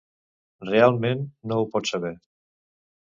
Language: Catalan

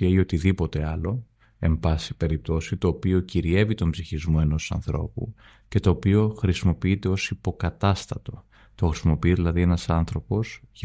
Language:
Greek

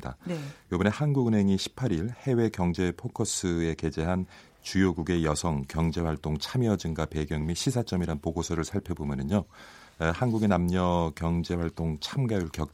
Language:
Korean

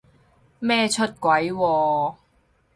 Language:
Cantonese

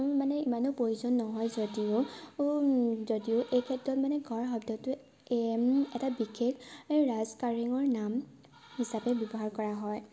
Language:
Assamese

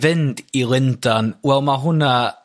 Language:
Welsh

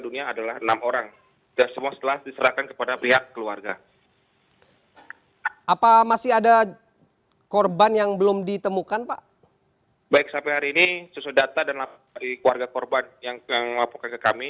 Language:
Indonesian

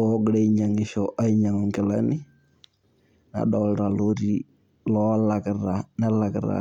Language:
Masai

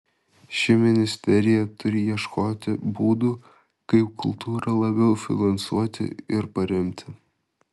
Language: Lithuanian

